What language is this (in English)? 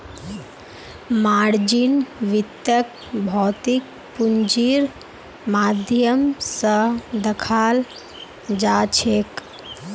Magahi